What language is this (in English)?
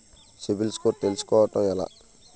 Telugu